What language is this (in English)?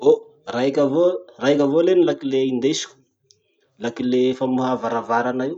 Masikoro Malagasy